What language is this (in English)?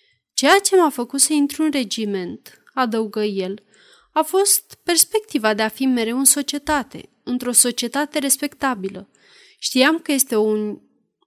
Romanian